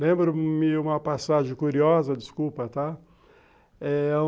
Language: Portuguese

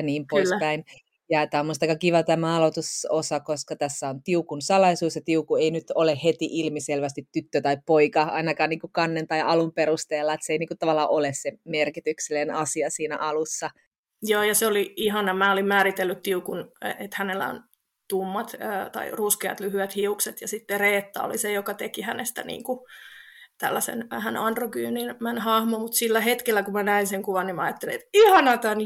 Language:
Finnish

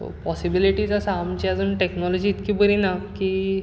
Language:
Konkani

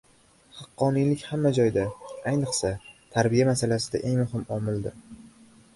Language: Uzbek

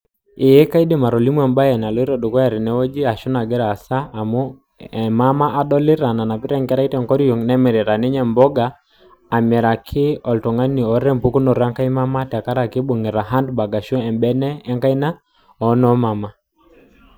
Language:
Masai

